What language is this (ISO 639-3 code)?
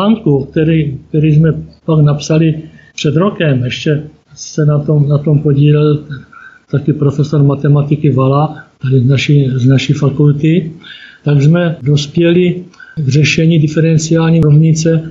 ces